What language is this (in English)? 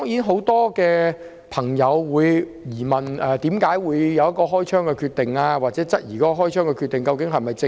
Cantonese